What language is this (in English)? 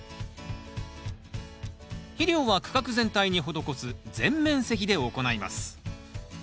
Japanese